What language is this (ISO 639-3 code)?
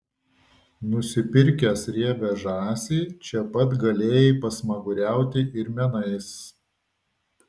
lit